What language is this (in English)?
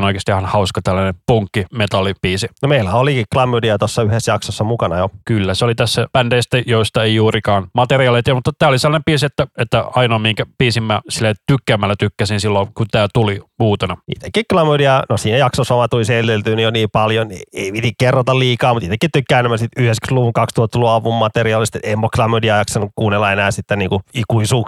Finnish